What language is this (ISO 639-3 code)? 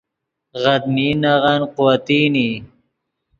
ydg